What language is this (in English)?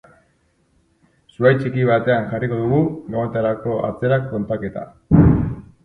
Basque